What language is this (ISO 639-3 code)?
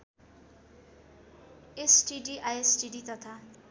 nep